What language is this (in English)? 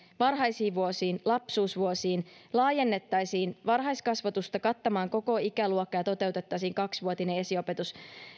Finnish